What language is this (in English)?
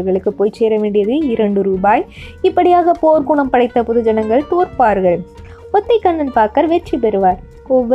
Tamil